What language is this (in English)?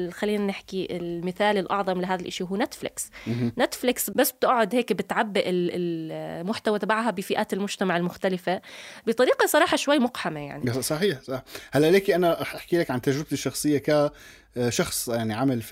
Arabic